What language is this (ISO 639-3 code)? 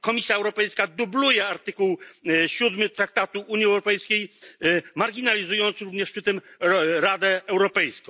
pol